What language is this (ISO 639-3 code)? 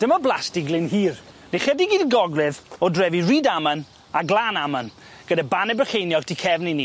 cym